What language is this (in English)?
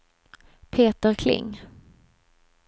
Swedish